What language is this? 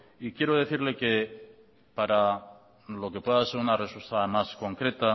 Spanish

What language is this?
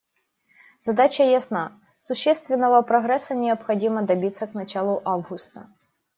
Russian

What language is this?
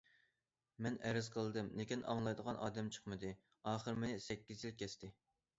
Uyghur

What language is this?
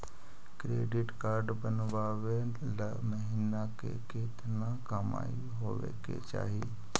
Magahi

